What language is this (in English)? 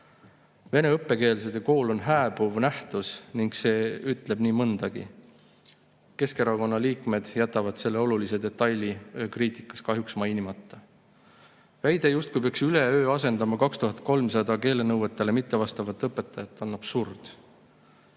Estonian